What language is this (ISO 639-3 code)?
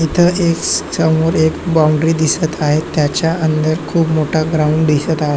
mar